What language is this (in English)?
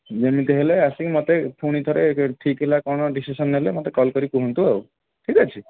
Odia